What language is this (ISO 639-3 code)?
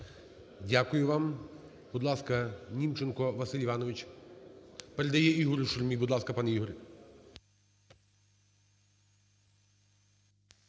ukr